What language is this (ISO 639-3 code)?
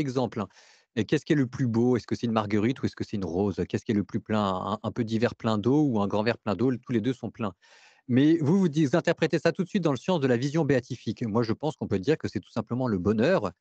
fra